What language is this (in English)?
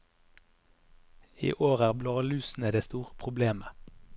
Norwegian